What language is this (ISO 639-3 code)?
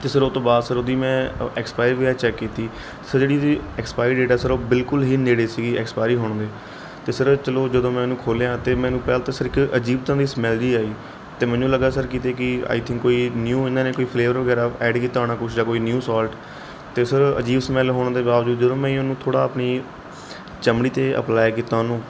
pan